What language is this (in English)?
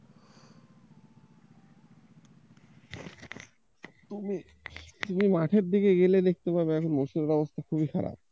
Bangla